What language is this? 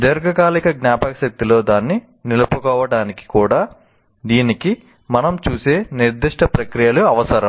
Telugu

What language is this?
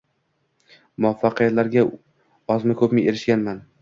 Uzbek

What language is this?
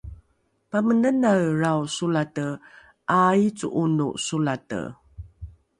Rukai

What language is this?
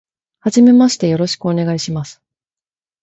Japanese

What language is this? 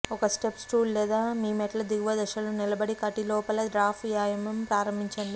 Telugu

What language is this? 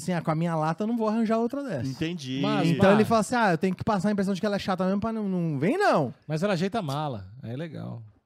Portuguese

